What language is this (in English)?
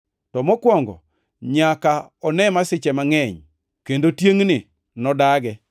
Luo (Kenya and Tanzania)